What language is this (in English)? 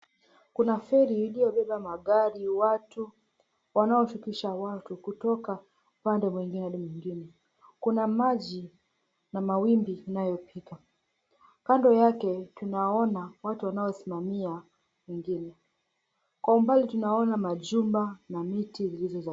Swahili